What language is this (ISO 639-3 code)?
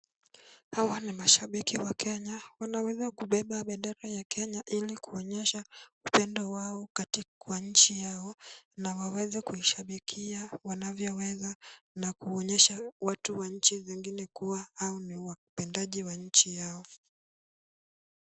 swa